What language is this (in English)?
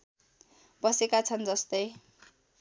Nepali